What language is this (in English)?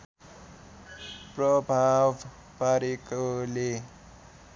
Nepali